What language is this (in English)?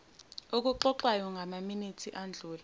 Zulu